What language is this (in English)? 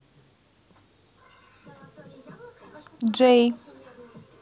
Russian